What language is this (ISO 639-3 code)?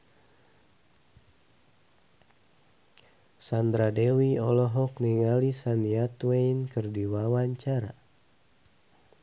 sun